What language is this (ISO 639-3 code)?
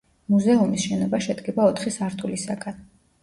kat